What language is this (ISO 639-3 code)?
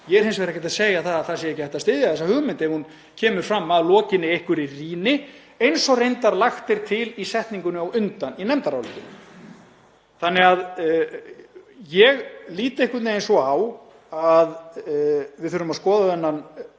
isl